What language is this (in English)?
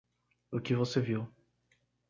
Portuguese